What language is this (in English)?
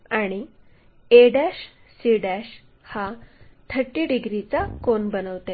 Marathi